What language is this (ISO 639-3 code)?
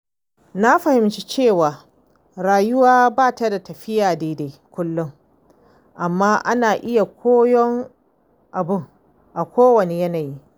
hau